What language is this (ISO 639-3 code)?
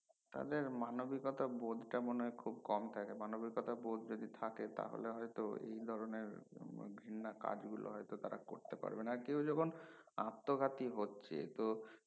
ben